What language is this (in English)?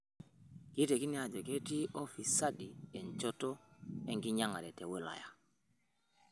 Masai